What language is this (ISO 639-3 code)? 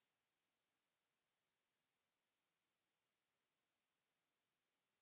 fin